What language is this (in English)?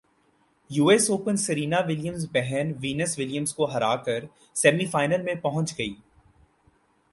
Urdu